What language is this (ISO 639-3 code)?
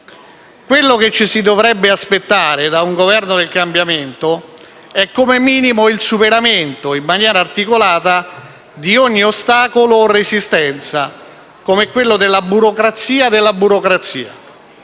ita